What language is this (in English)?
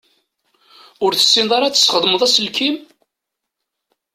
Kabyle